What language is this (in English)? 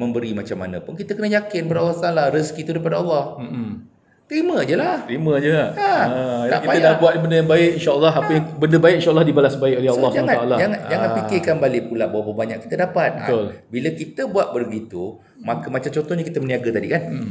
Malay